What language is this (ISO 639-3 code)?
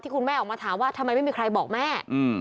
tha